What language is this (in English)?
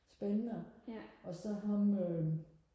Danish